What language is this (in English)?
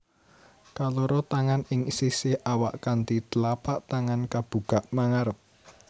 Javanese